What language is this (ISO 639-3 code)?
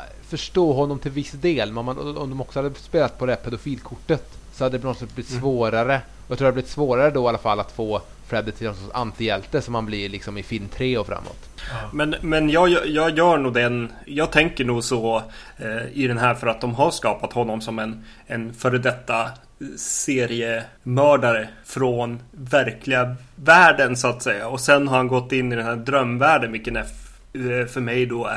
swe